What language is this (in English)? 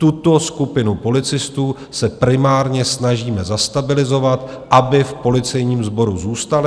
Czech